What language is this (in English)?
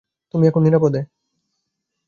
Bangla